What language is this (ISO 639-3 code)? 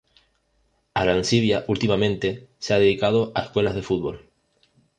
spa